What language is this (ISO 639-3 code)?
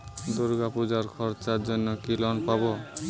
ben